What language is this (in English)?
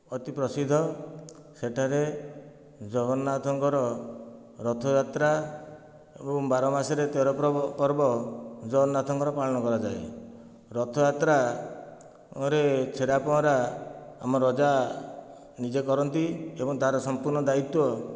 Odia